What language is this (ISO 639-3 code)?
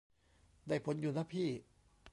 tha